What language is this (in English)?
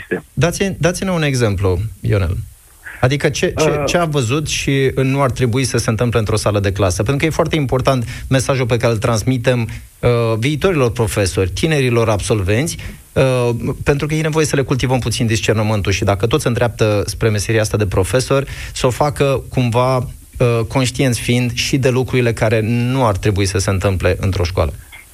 Romanian